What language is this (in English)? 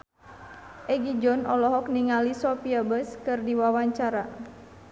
Sundanese